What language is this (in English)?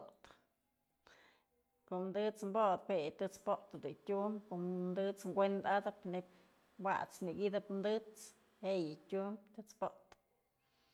Mazatlán Mixe